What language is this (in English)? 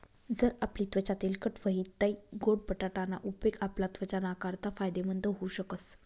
Marathi